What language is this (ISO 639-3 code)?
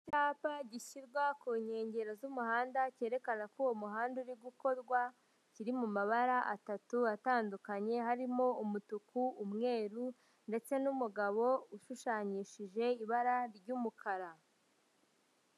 kin